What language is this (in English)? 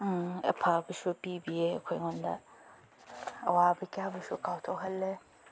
Manipuri